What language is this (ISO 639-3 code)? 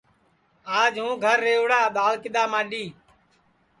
ssi